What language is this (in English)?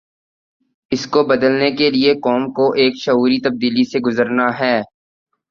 Urdu